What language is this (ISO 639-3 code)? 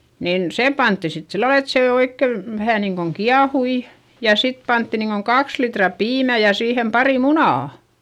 fin